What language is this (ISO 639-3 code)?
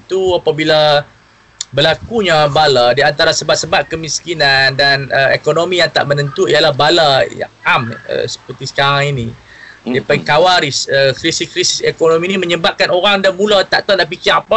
msa